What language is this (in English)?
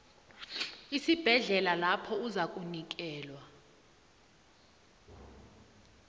South Ndebele